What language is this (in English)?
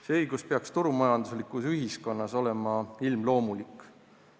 Estonian